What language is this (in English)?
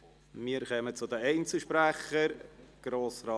Swiss German